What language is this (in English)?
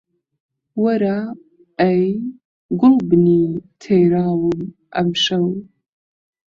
Central Kurdish